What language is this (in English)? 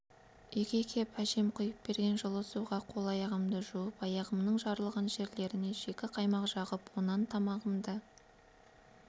Kazakh